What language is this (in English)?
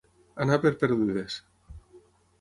Catalan